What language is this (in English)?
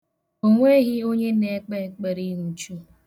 Igbo